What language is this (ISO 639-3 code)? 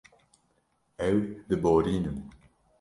kur